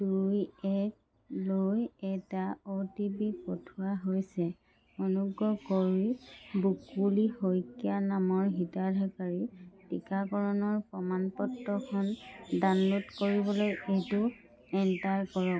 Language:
Assamese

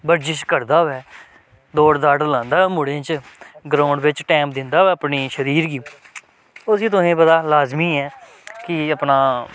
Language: Dogri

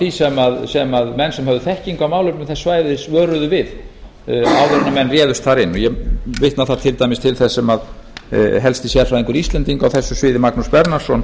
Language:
Icelandic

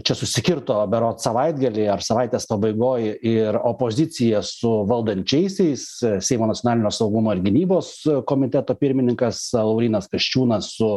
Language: Lithuanian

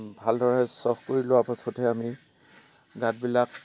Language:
Assamese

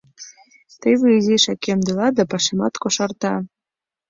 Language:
Mari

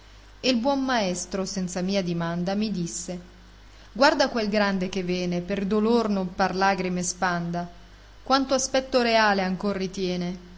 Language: Italian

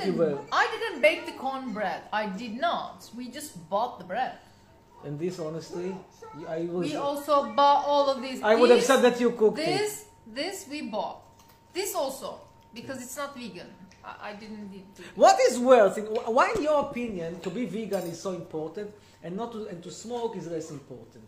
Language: Hebrew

